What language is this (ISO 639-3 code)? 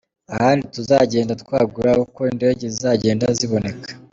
kin